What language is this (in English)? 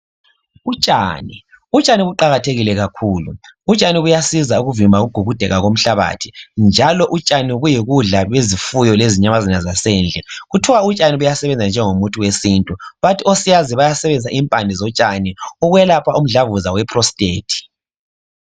North Ndebele